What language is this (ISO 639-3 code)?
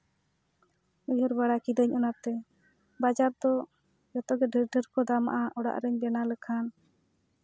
sat